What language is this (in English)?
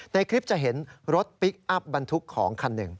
Thai